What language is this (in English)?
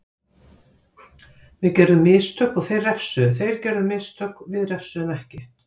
Icelandic